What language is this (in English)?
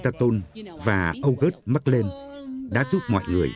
Vietnamese